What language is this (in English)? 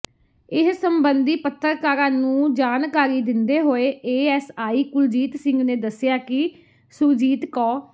Punjabi